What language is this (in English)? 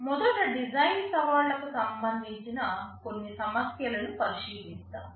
Telugu